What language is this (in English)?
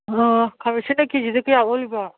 Manipuri